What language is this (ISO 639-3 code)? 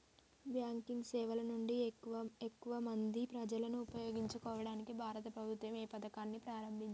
tel